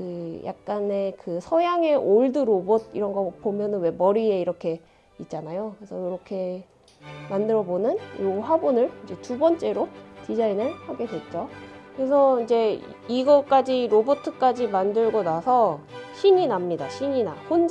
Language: Korean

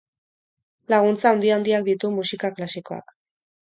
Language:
Basque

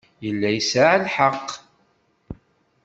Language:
Kabyle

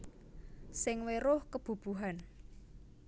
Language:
Javanese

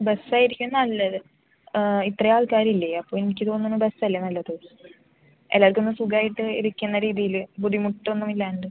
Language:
Malayalam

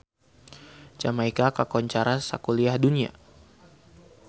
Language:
Sundanese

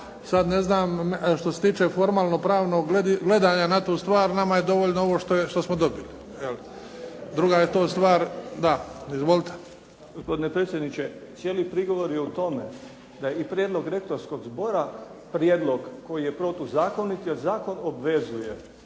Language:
Croatian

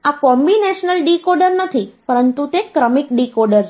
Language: Gujarati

